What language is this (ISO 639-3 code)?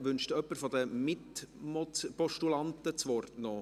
gsw